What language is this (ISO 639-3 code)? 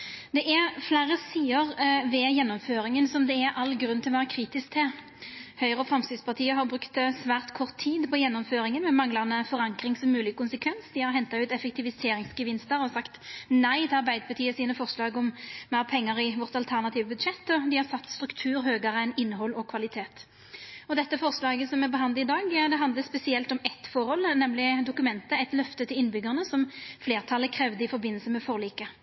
nno